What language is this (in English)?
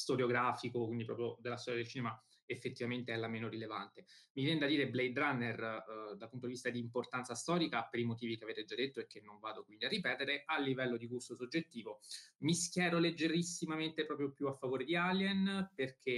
Italian